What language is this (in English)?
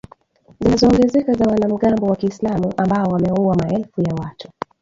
Swahili